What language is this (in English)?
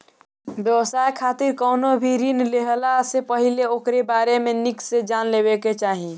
Bhojpuri